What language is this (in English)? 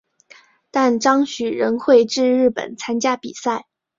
Chinese